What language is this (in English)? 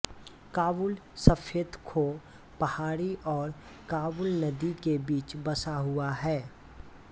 Hindi